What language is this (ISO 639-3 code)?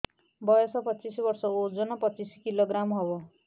ori